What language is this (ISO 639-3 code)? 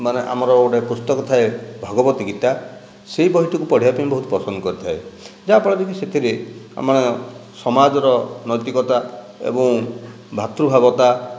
ori